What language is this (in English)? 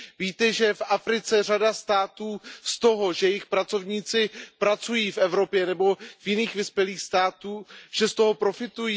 Czech